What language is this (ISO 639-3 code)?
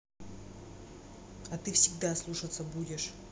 rus